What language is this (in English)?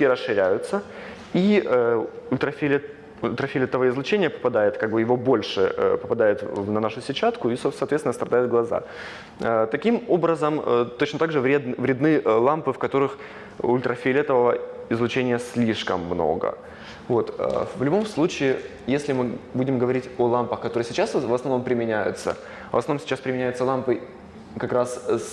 Russian